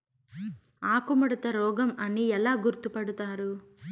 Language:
Telugu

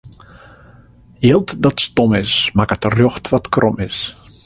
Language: Western Frisian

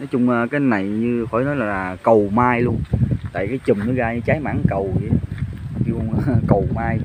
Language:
Vietnamese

